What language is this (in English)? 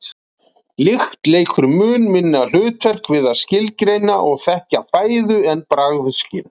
Icelandic